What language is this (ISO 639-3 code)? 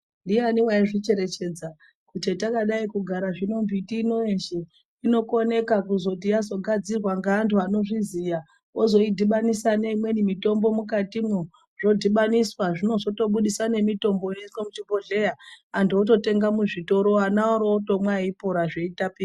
ndc